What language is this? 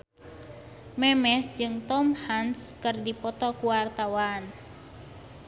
Sundanese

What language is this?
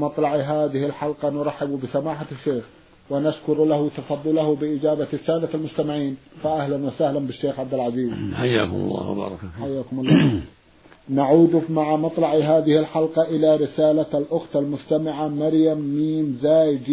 Arabic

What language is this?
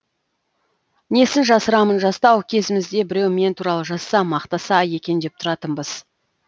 Kazakh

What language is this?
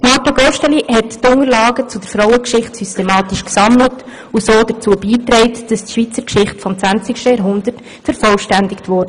Swiss German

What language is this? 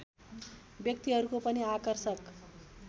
Nepali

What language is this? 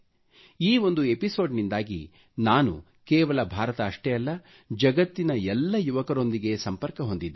Kannada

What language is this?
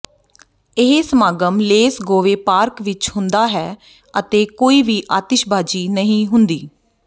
Punjabi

